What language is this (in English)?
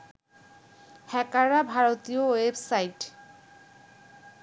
Bangla